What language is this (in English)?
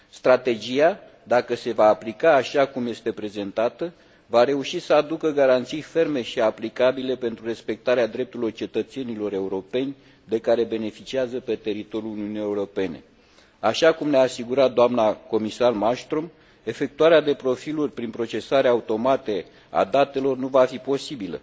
Romanian